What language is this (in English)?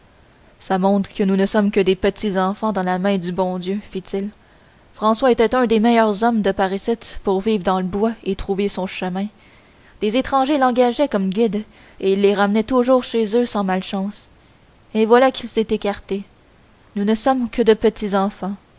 French